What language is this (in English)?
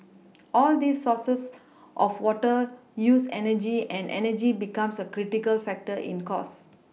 English